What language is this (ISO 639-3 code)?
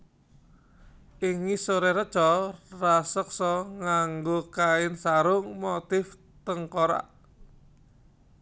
jav